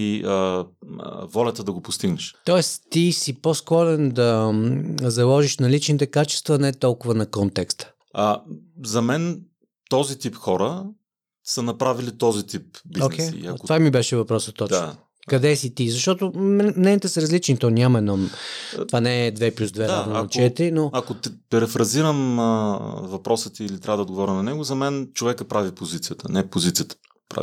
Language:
Bulgarian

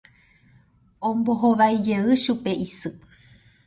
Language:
Guarani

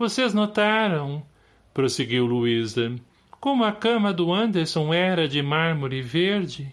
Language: Portuguese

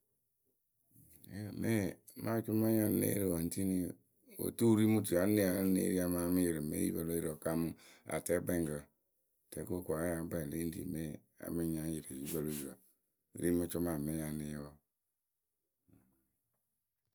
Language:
Akebu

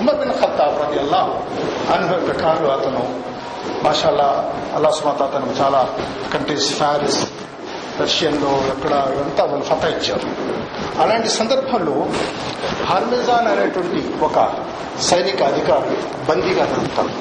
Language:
Telugu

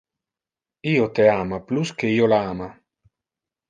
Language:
Interlingua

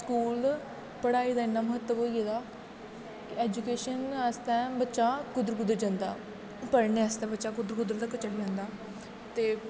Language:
Dogri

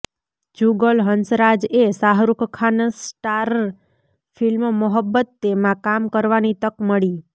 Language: Gujarati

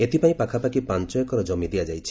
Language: Odia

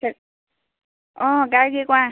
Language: Assamese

